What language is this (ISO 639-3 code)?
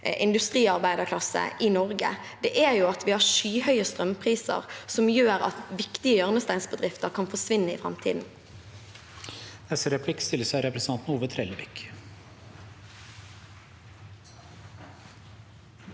nor